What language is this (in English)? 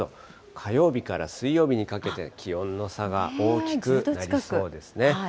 Japanese